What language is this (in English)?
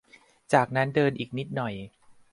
Thai